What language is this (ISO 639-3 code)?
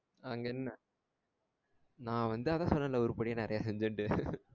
tam